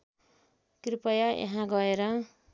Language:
Nepali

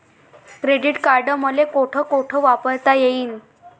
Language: Marathi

